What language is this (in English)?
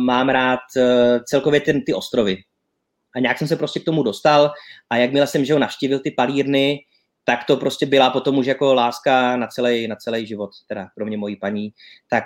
Czech